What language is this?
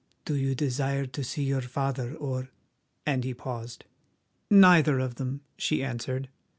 English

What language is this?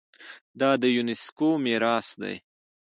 Pashto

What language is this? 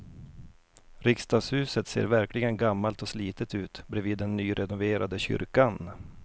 Swedish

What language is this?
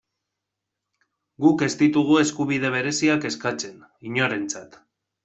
Basque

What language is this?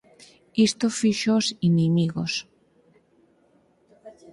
Galician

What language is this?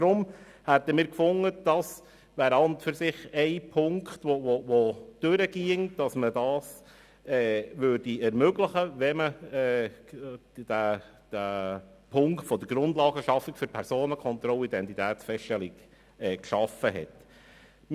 Swiss German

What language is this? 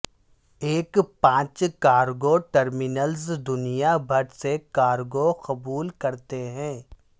Urdu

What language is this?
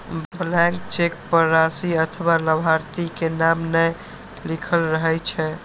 Maithili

